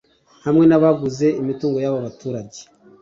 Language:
Kinyarwanda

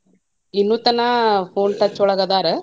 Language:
Kannada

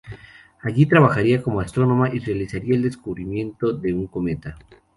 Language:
Spanish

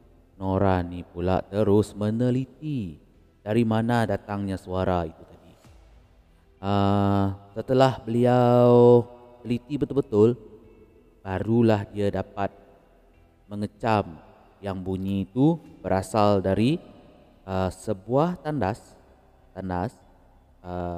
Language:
Malay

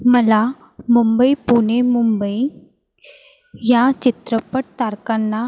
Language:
Marathi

